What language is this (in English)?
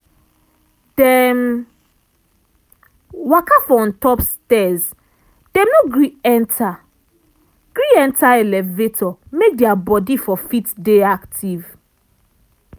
Nigerian Pidgin